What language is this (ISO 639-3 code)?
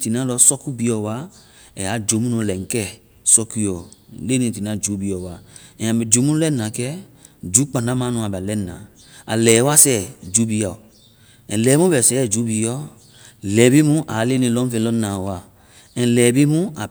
vai